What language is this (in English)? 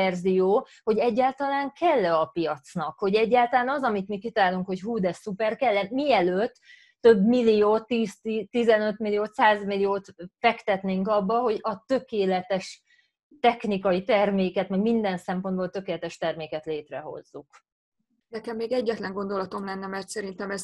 Hungarian